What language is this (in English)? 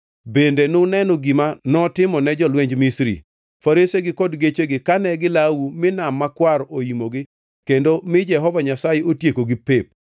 Luo (Kenya and Tanzania)